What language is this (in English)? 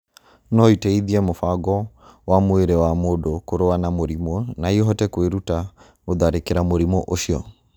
Kikuyu